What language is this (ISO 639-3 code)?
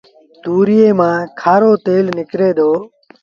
sbn